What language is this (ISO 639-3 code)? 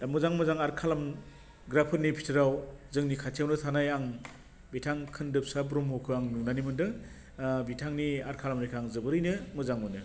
brx